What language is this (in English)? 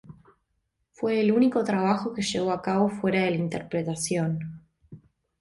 Spanish